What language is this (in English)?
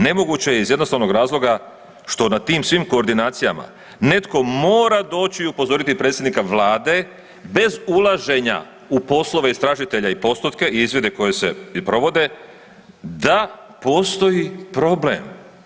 Croatian